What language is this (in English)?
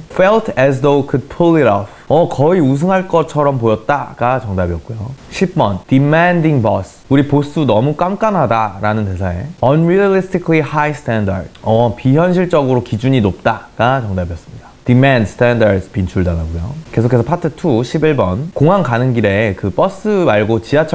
Korean